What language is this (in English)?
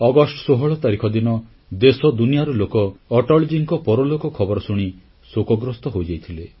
Odia